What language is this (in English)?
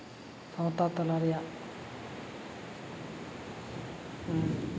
Santali